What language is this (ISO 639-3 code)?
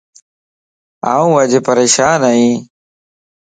lss